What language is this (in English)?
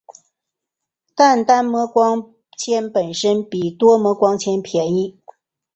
Chinese